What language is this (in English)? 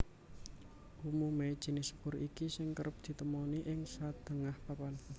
Javanese